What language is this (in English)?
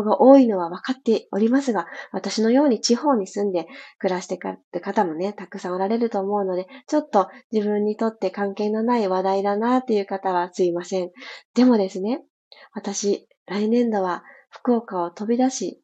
Japanese